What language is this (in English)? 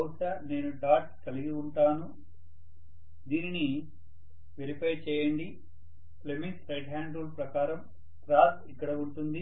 Telugu